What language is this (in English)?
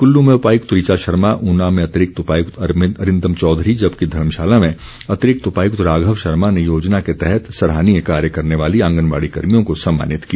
Hindi